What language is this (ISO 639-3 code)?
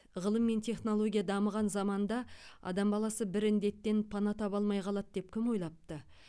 kaz